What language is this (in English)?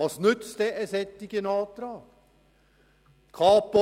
Swiss German